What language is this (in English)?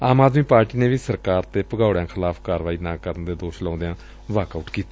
Punjabi